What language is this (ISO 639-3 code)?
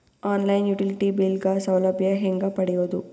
kan